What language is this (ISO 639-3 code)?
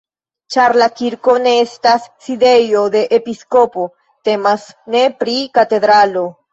epo